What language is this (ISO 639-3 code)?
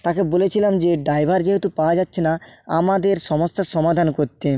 ben